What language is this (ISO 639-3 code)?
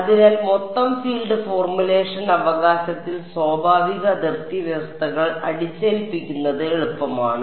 mal